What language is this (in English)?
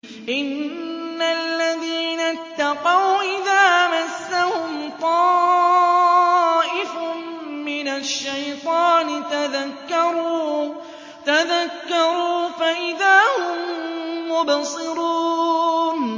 Arabic